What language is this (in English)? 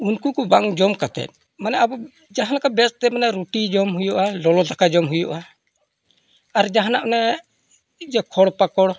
Santali